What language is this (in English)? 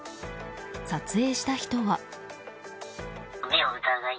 Japanese